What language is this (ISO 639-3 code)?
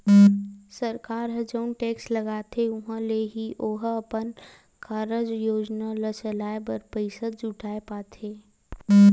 hne